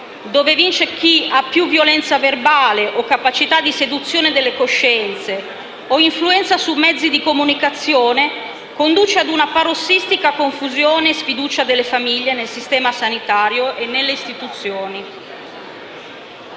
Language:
Italian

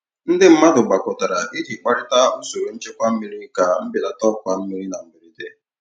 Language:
Igbo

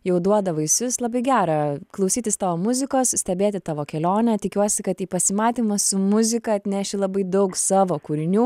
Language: Lithuanian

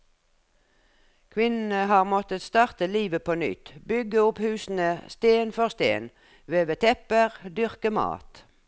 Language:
Norwegian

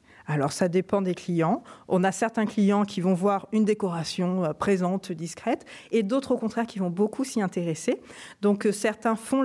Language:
French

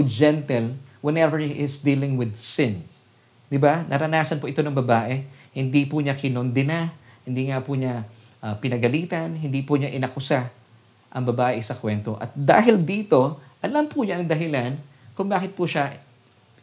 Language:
Filipino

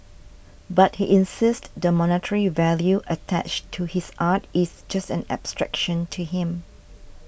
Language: English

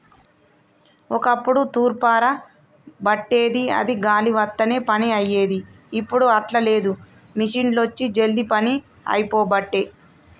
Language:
Telugu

